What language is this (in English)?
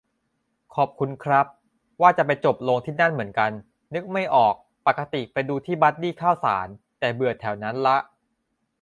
Thai